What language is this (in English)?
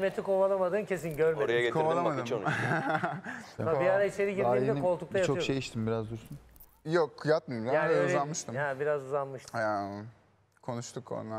Turkish